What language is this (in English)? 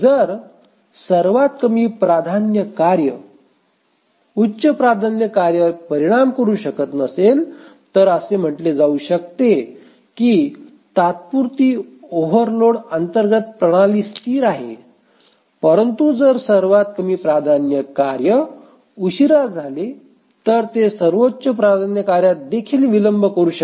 Marathi